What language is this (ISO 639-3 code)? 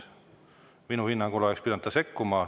est